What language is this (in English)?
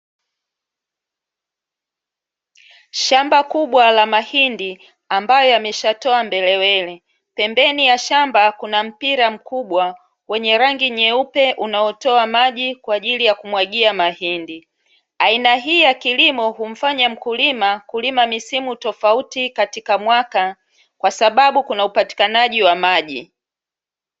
Swahili